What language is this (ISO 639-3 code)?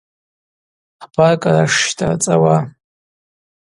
abq